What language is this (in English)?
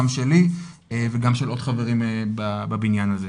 Hebrew